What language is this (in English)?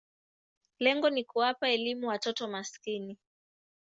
Swahili